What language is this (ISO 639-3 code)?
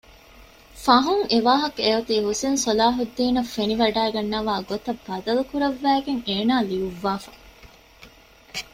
div